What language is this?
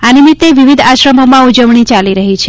Gujarati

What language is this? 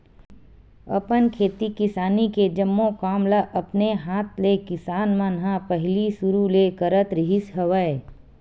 Chhattisgarhi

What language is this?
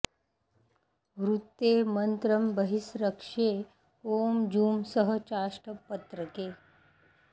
Sanskrit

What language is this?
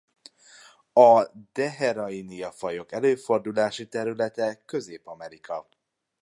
Hungarian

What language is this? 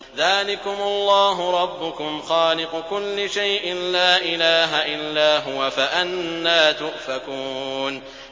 Arabic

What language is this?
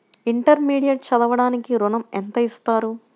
Telugu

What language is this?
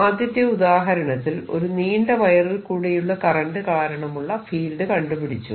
Malayalam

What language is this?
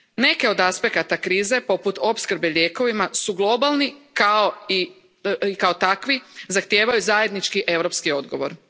Croatian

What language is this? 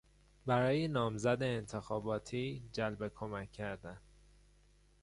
Persian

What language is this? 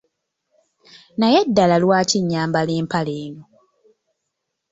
Ganda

